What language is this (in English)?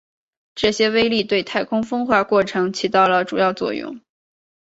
Chinese